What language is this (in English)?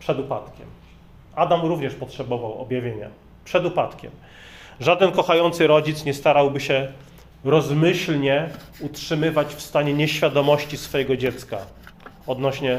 Polish